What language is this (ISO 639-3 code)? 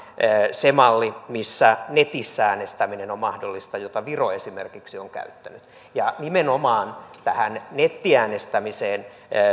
fin